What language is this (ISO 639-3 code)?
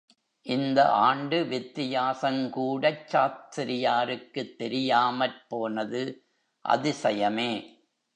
tam